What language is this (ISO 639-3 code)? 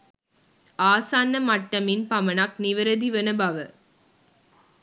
sin